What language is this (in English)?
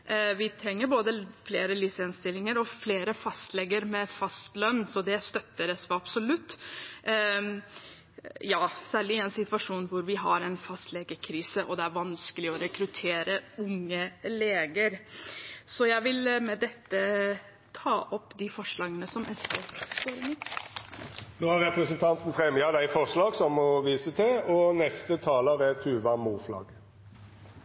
Norwegian